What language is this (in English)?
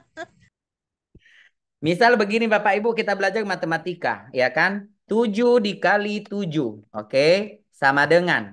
Indonesian